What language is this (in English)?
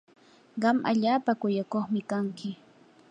Yanahuanca Pasco Quechua